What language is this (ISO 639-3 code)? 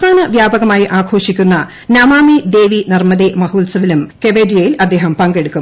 mal